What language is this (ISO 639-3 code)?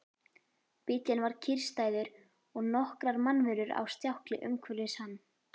isl